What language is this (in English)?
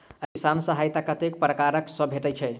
Maithili